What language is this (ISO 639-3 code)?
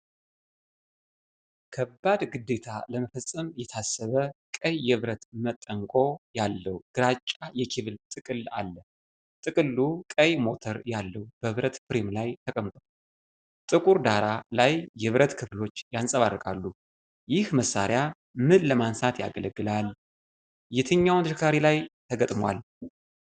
amh